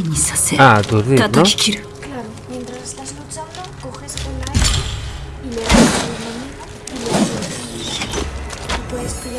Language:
Spanish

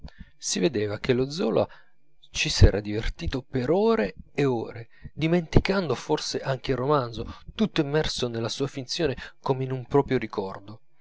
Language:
Italian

